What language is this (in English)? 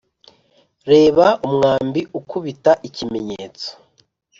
Kinyarwanda